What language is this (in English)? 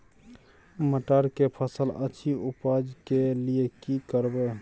Maithili